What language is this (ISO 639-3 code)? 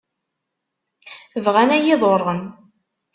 kab